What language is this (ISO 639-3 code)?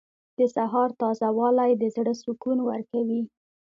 pus